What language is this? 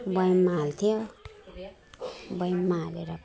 Nepali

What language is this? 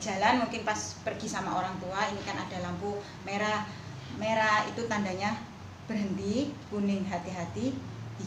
Indonesian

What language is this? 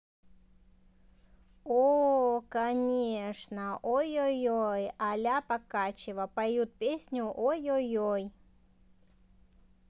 Russian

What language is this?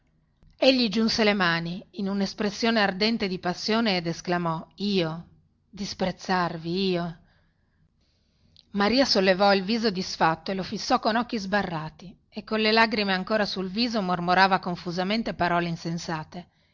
Italian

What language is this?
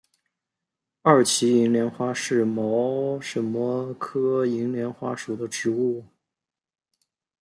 Chinese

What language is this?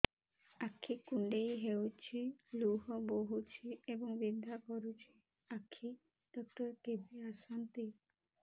Odia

